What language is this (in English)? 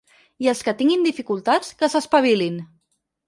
Catalan